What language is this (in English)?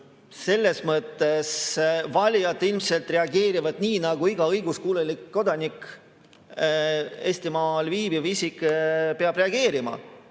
Estonian